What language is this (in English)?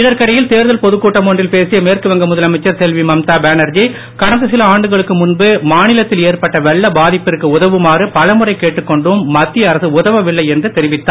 Tamil